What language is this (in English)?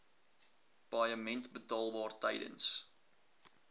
Afrikaans